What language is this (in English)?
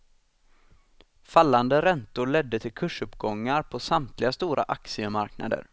Swedish